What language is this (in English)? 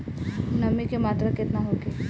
Bhojpuri